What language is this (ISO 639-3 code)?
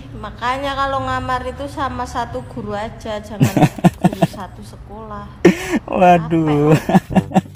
ind